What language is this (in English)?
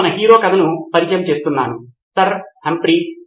Telugu